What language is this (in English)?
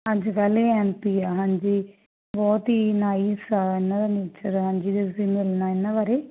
Punjabi